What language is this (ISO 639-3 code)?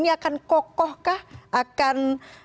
ind